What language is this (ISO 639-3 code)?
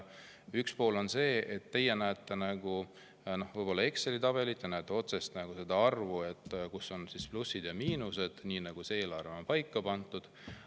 est